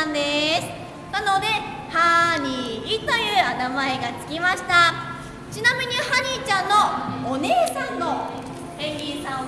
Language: Japanese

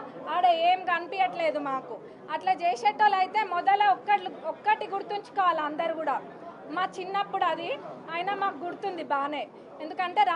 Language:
Telugu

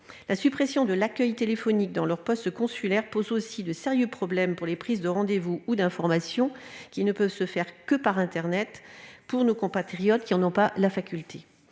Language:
French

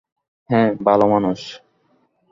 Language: Bangla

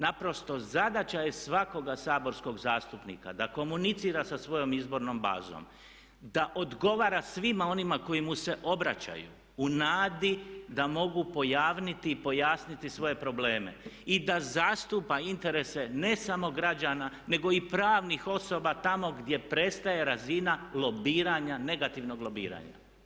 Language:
Croatian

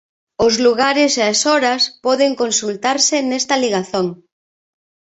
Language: Galician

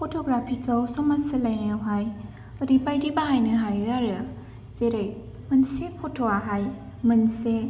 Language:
Bodo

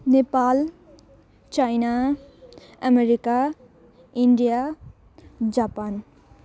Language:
Nepali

